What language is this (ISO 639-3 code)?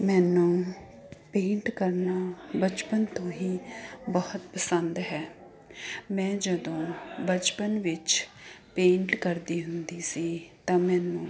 pan